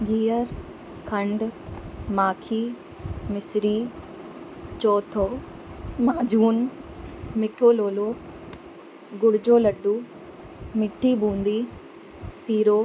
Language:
Sindhi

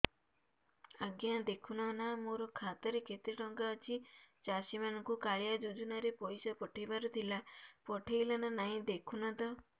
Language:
Odia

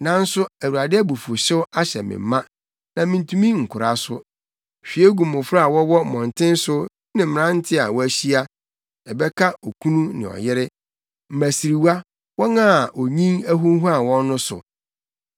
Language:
Akan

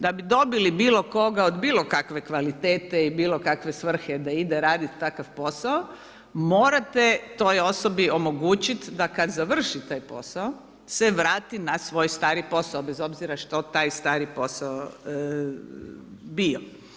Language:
Croatian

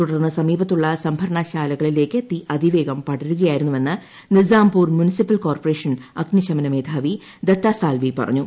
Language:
Malayalam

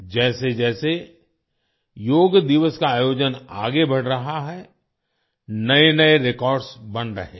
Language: Hindi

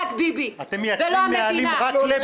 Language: Hebrew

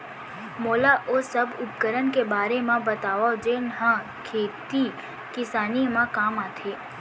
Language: Chhattisgarhi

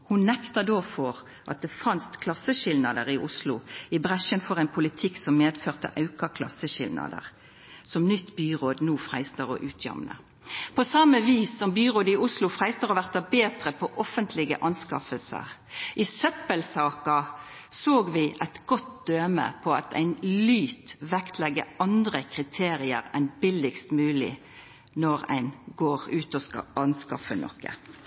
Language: Norwegian Nynorsk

